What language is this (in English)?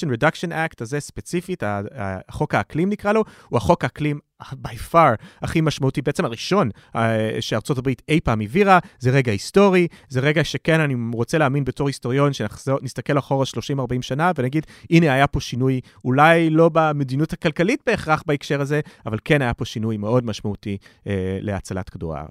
Hebrew